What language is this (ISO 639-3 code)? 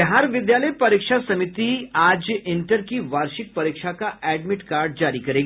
hin